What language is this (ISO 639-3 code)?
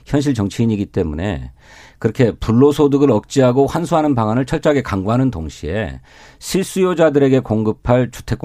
kor